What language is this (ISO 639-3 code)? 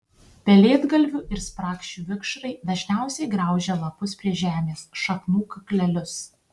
lit